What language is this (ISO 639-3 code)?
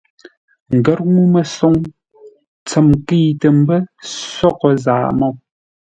nla